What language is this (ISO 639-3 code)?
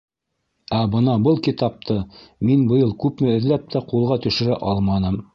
bak